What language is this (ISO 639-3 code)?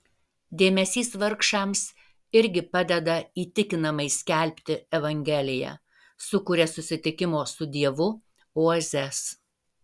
lit